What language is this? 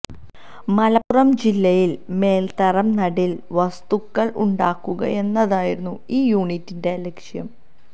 Malayalam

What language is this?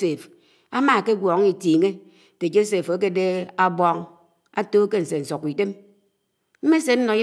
Anaang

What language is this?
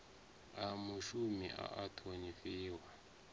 Venda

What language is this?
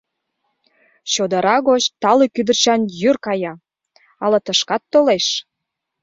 Mari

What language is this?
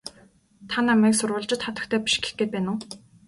Mongolian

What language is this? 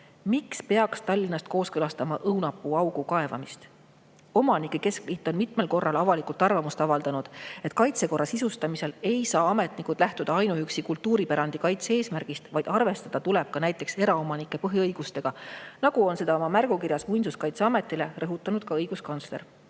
Estonian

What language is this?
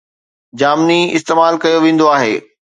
Sindhi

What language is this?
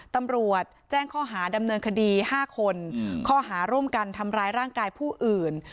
Thai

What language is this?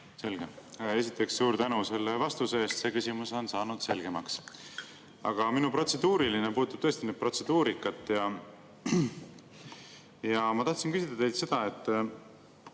Estonian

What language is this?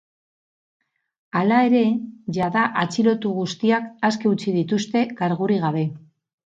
Basque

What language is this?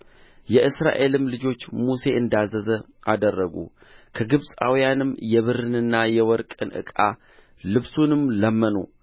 Amharic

